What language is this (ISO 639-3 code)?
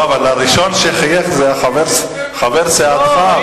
heb